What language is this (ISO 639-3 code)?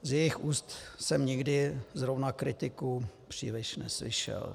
ces